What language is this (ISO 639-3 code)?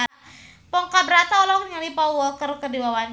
sun